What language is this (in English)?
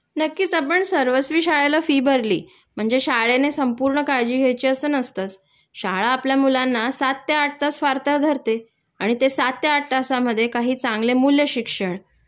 Marathi